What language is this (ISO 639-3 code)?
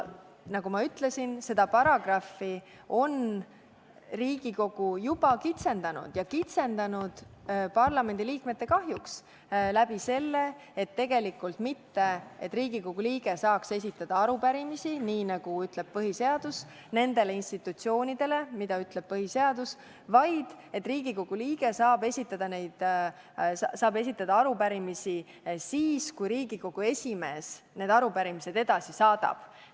est